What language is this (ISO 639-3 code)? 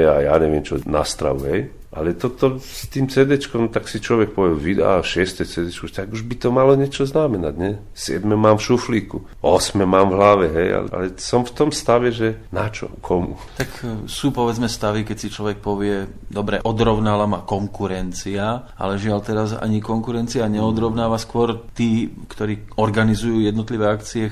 slk